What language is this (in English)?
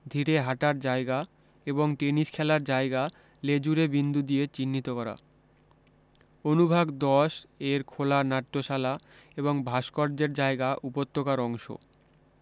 Bangla